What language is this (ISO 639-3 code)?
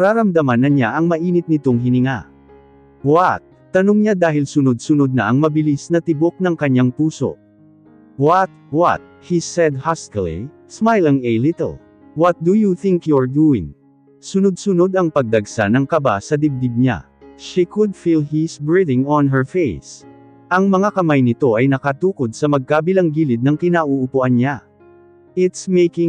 fil